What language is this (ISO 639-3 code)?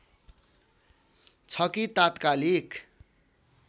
nep